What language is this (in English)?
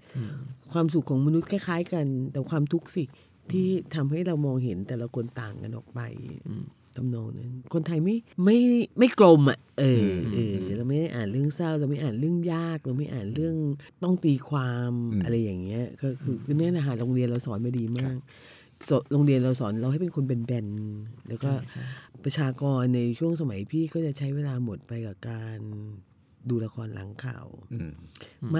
Thai